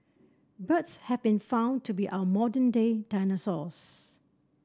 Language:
English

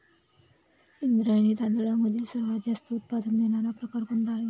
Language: Marathi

